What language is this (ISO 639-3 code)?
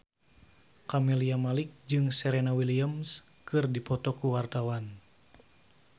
sun